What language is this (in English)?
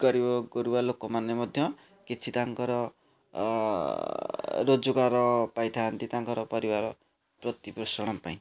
Odia